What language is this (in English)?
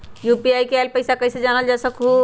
Magahi